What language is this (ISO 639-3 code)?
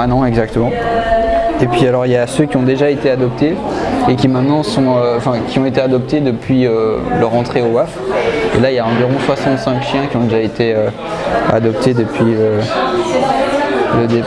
fra